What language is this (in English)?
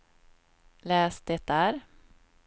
Swedish